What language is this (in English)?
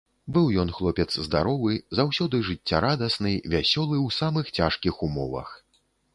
Belarusian